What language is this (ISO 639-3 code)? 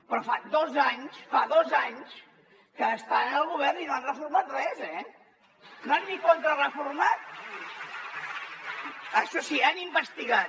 cat